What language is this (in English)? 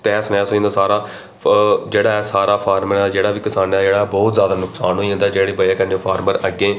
Dogri